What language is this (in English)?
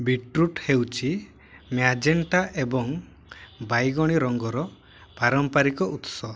Odia